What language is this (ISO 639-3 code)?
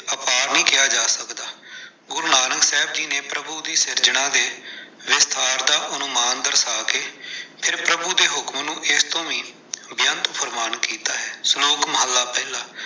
pan